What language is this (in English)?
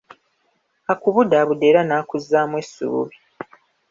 Ganda